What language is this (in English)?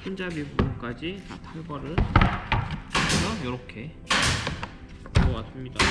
Korean